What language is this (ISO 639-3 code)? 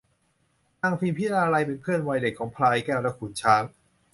tha